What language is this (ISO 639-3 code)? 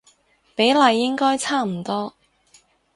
yue